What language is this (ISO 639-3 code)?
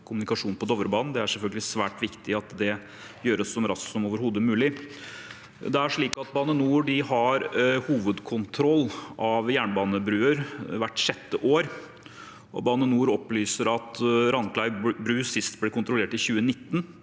nor